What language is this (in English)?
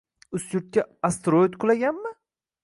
Uzbek